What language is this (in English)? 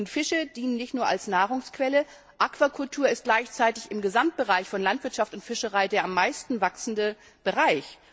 German